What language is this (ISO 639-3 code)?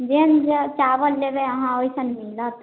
mai